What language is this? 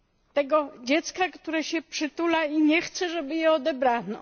Polish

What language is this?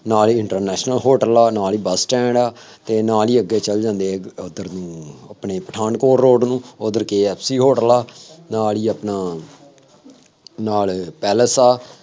Punjabi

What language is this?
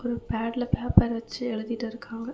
Tamil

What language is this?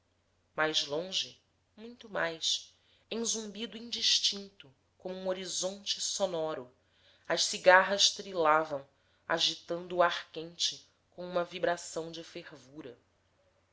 Portuguese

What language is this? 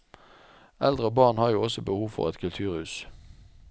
Norwegian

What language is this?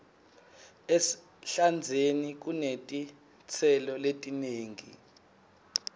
Swati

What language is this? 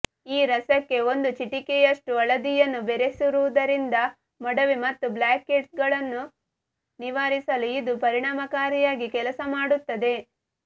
Kannada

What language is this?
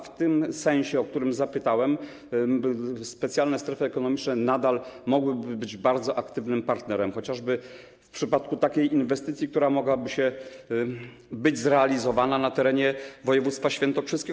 Polish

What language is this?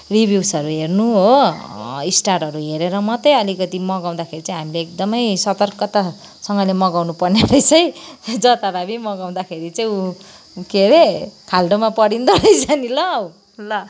Nepali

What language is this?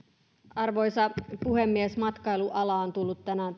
Finnish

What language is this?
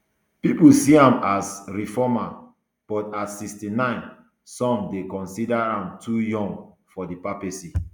Nigerian Pidgin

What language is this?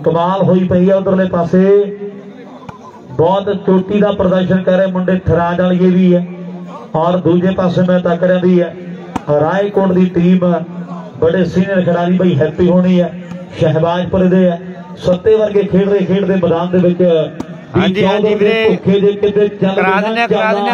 Hindi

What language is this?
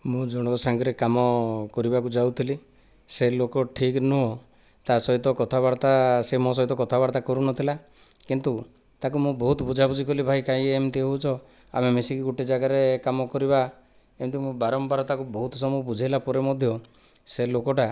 Odia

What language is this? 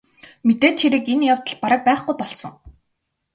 Mongolian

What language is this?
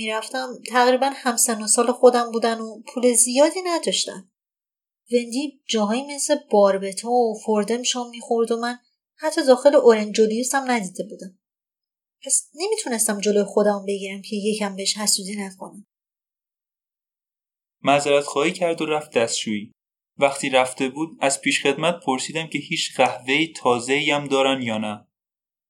Persian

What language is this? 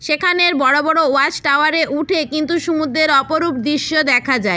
Bangla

